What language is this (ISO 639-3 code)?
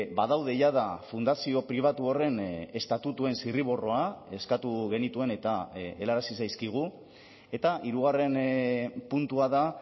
eus